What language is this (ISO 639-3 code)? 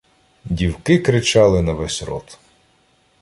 ukr